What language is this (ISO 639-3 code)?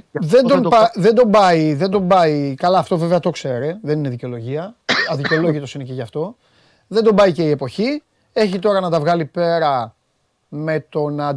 ell